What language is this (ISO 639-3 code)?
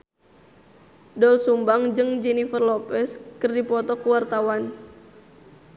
sun